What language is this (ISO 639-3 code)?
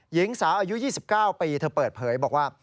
tha